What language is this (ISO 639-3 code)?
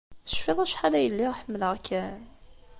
kab